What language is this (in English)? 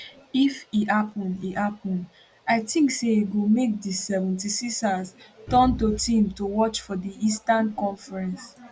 Nigerian Pidgin